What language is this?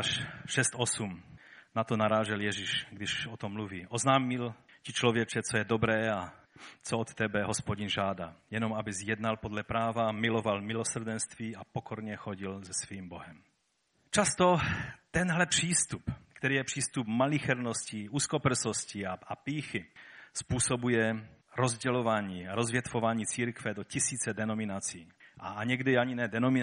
Czech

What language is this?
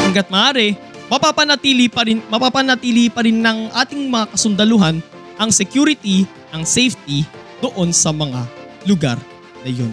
Filipino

